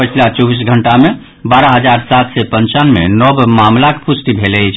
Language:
Maithili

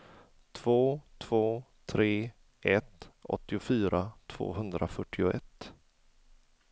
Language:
Swedish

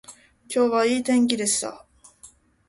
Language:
Japanese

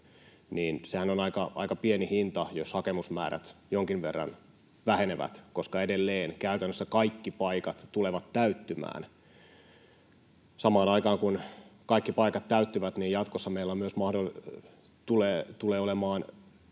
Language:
Finnish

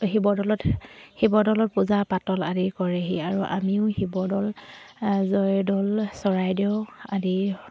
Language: Assamese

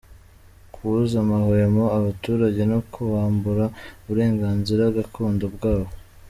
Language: Kinyarwanda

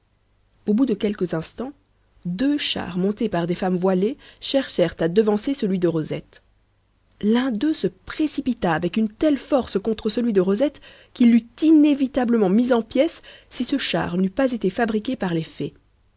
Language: French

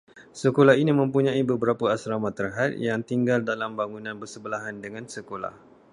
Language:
Malay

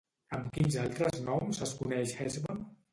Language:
Catalan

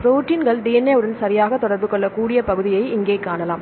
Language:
Tamil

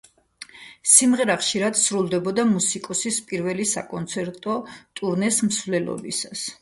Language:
Georgian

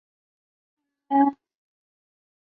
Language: Chinese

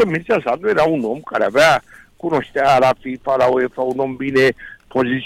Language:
Romanian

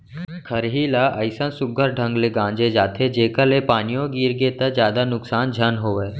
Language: Chhattisgarhi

